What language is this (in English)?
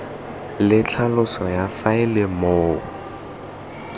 Tswana